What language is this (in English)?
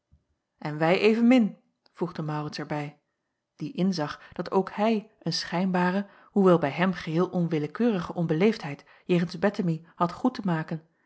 Dutch